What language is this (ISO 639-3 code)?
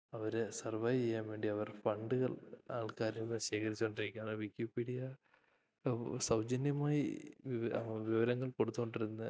mal